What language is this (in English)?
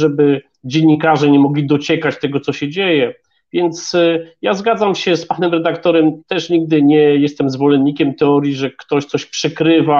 Polish